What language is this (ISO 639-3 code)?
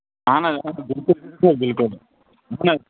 kas